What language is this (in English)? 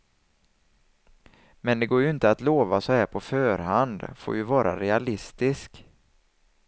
Swedish